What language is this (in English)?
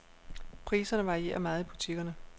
Danish